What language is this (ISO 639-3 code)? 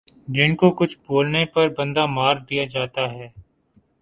urd